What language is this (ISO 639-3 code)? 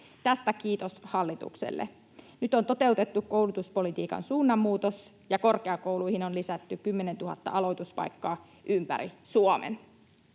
fin